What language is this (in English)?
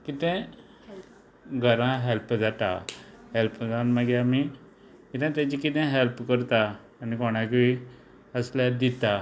Konkani